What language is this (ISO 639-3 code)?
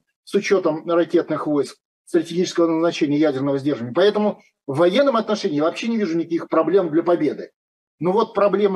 rus